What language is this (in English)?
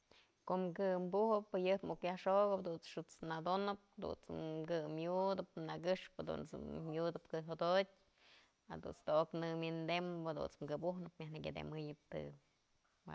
Mazatlán Mixe